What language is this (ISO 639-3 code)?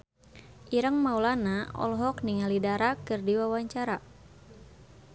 sun